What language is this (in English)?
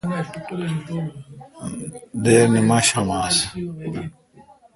Kalkoti